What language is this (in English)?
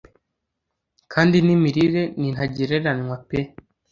Kinyarwanda